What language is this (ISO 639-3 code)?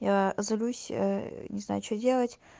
rus